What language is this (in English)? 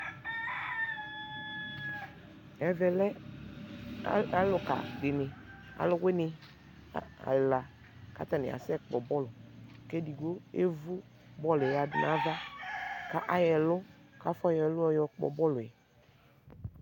Ikposo